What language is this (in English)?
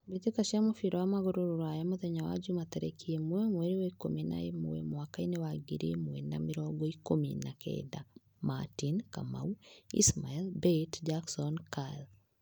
Kikuyu